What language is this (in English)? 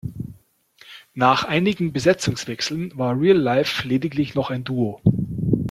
German